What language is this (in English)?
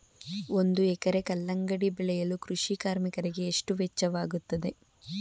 Kannada